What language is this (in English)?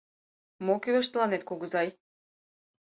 Mari